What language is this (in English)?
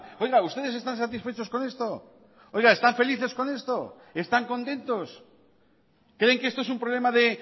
Spanish